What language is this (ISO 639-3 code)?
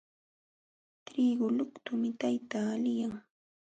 qxw